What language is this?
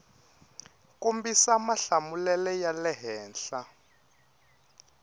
Tsonga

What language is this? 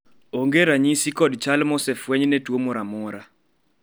Luo (Kenya and Tanzania)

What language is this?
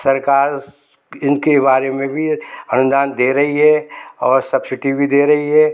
Hindi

